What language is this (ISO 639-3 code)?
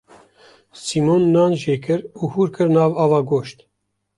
kur